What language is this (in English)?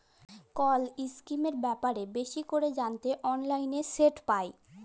Bangla